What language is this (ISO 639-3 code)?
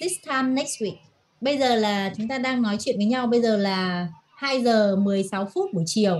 vie